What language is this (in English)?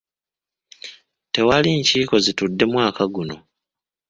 Ganda